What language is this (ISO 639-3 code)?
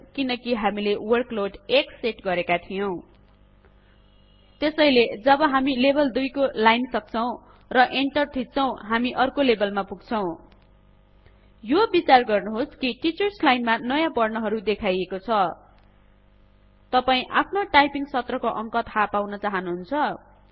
nep